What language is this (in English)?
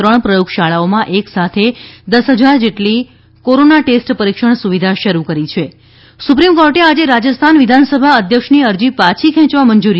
Gujarati